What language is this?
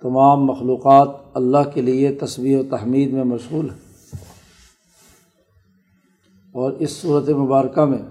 Urdu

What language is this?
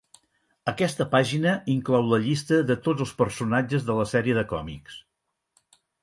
Catalan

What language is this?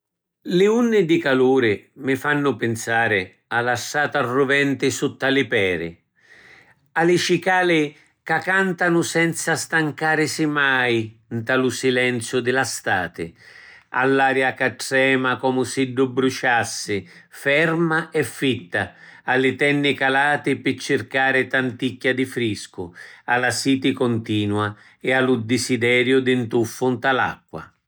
Sicilian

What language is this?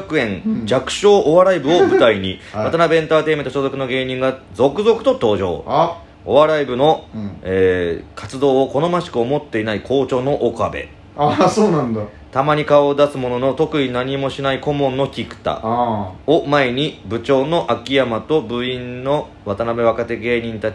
Japanese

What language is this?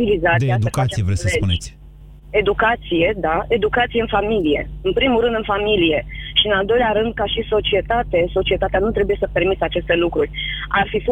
Romanian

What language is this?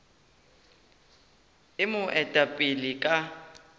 Northern Sotho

